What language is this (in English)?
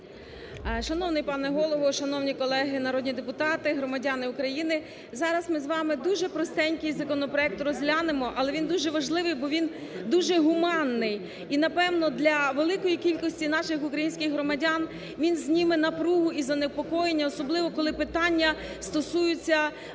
Ukrainian